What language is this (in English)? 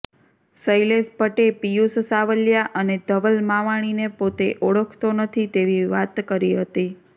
Gujarati